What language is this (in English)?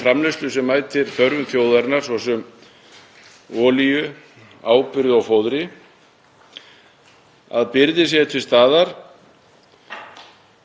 Icelandic